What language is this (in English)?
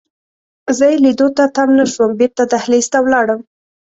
Pashto